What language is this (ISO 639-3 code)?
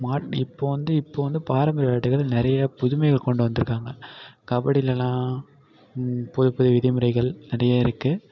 tam